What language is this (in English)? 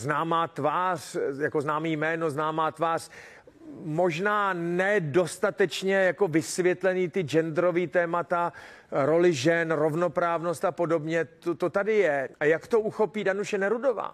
Czech